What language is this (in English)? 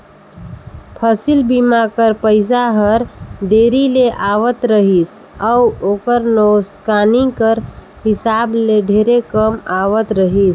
Chhattisgarhi